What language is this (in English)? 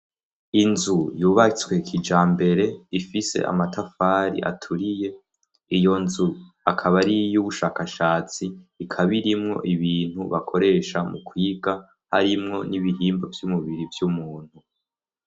Rundi